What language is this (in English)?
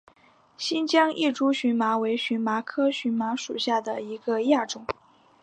Chinese